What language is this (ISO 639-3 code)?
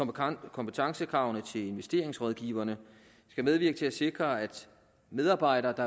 dan